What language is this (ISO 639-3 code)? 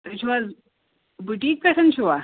kas